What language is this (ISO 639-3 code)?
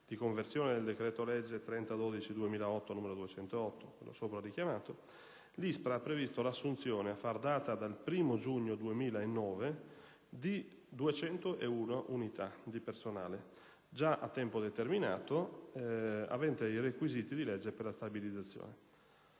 ita